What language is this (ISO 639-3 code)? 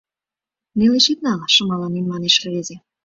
chm